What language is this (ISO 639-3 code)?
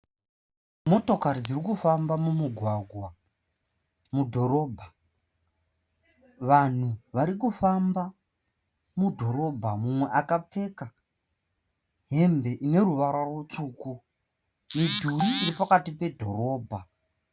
sna